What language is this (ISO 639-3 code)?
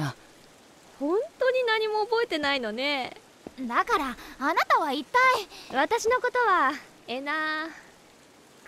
jpn